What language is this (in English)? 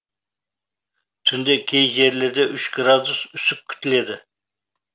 Kazakh